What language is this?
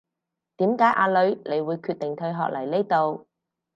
Cantonese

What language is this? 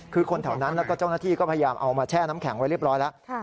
Thai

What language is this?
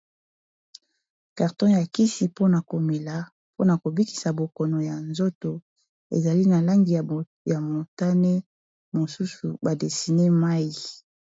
Lingala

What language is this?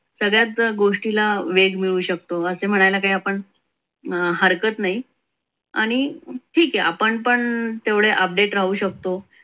Marathi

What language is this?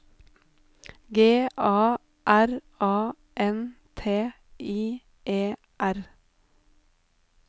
Norwegian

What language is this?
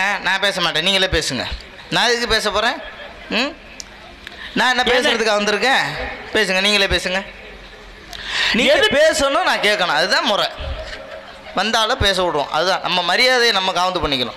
Arabic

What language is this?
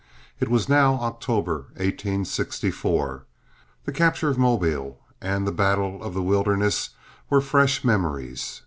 English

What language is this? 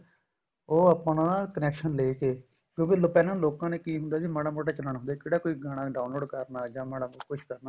Punjabi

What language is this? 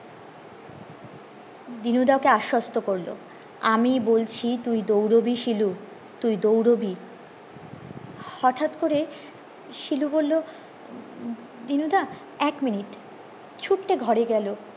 Bangla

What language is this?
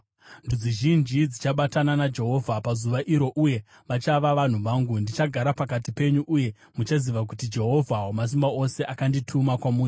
Shona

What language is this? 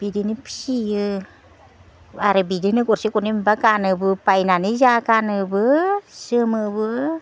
Bodo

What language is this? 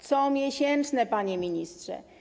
Polish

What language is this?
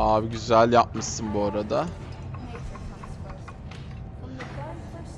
Turkish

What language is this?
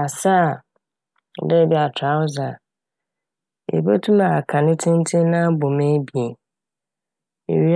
Akan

